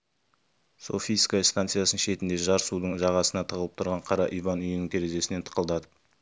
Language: Kazakh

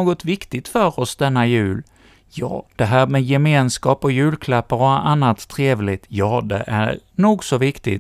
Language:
Swedish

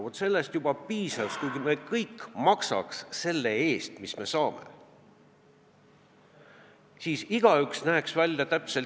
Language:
Estonian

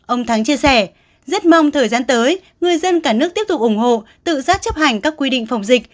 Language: Vietnamese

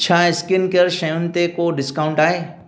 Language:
Sindhi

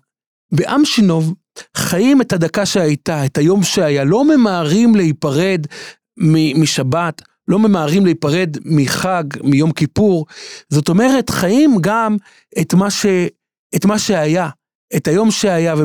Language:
Hebrew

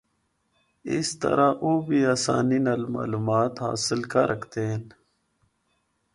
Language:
Northern Hindko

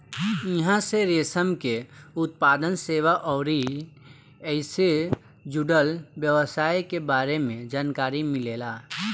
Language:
Bhojpuri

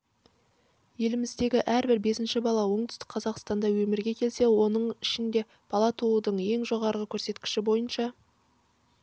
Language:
Kazakh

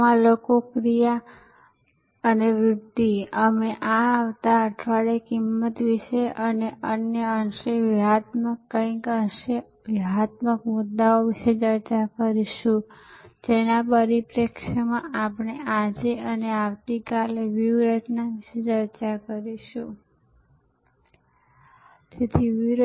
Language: Gujarati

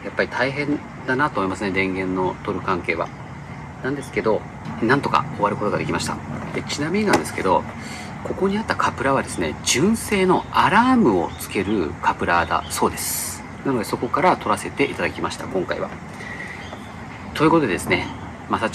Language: Japanese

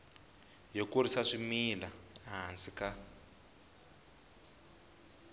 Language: Tsonga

